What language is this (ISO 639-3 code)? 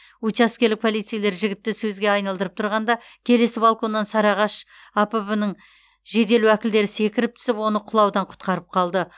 kaz